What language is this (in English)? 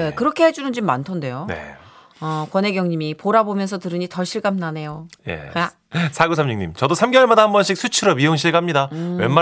Korean